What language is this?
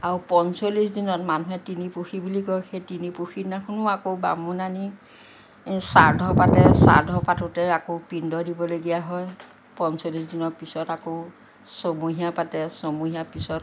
Assamese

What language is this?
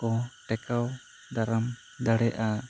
Santali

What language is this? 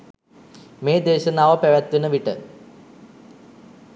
Sinhala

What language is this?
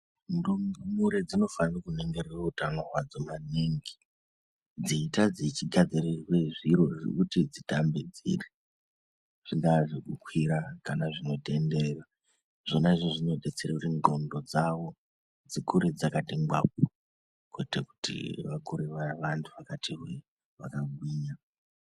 Ndau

